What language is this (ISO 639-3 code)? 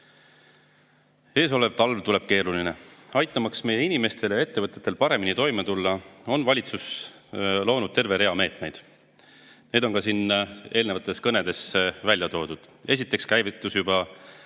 est